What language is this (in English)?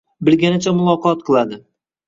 Uzbek